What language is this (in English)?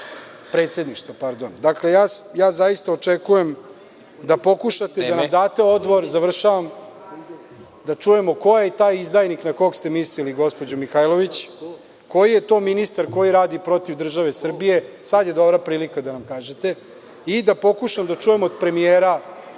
Serbian